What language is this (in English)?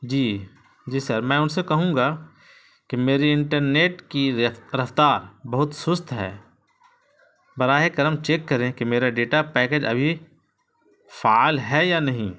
Urdu